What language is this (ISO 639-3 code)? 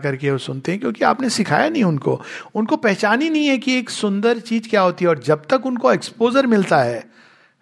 hin